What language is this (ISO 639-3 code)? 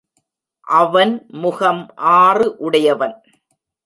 tam